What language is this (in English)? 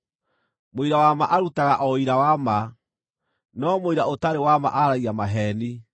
Kikuyu